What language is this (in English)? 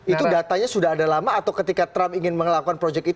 Indonesian